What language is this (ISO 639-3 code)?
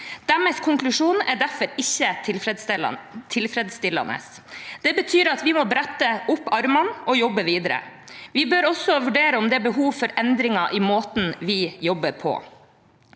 nor